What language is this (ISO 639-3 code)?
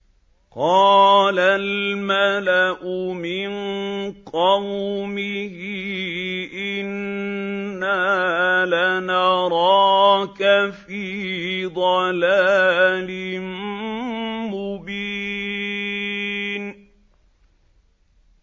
ara